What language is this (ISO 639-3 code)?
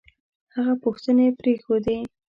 pus